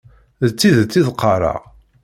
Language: Kabyle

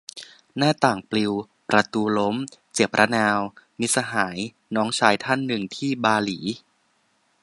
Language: Thai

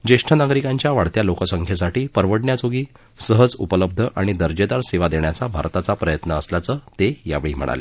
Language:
Marathi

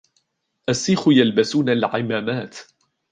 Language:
Arabic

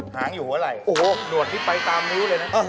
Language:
Thai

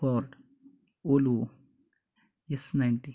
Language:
Marathi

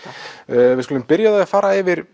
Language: Icelandic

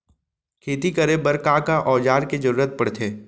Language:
Chhattisgarhi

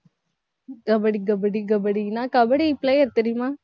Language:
Tamil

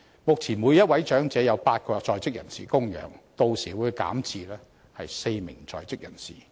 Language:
Cantonese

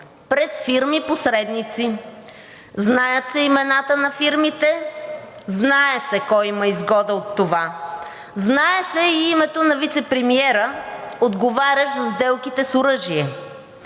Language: Bulgarian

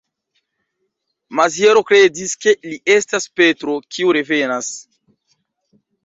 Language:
Esperanto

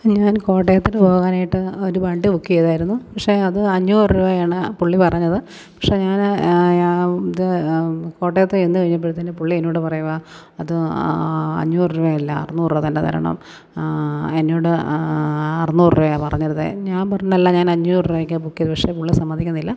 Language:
Malayalam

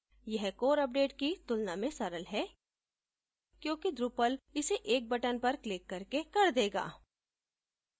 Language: Hindi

